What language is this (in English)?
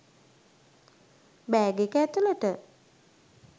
Sinhala